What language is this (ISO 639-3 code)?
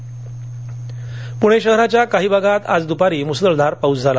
mar